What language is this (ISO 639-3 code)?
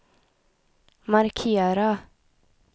swe